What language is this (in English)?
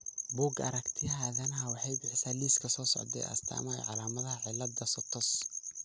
Somali